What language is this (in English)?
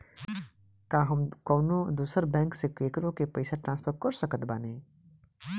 Bhojpuri